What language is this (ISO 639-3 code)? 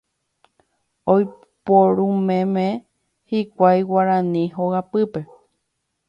grn